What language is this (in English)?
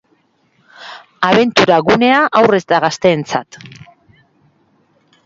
Basque